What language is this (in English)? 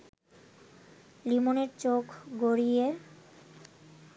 Bangla